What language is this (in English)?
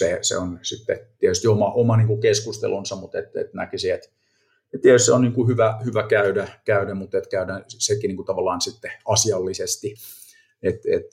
Finnish